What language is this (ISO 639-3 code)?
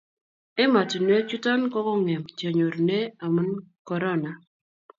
kln